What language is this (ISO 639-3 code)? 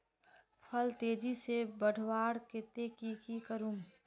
mag